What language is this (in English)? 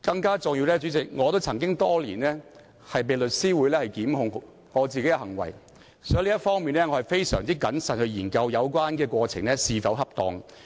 Cantonese